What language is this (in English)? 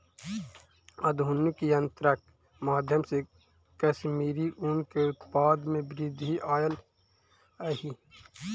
Maithili